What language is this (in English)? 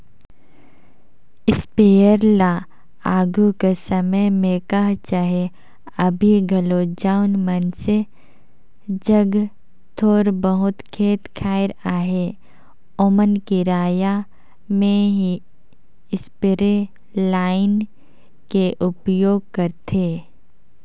Chhattisgarhi